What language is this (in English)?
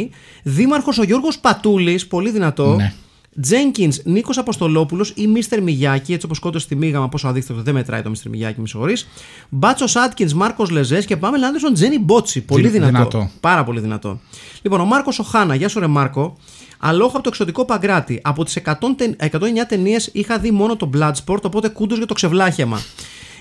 Greek